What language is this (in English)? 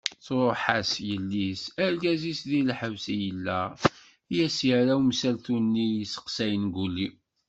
Kabyle